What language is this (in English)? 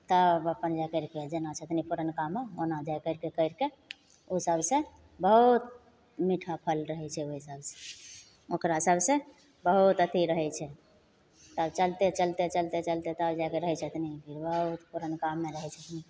Maithili